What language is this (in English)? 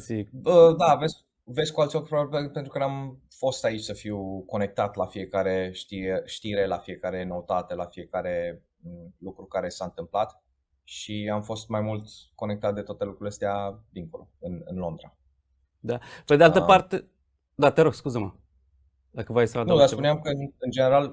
Romanian